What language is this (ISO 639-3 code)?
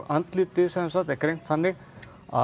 isl